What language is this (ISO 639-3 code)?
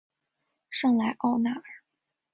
zho